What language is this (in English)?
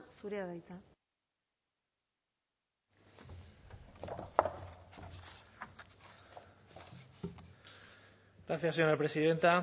Basque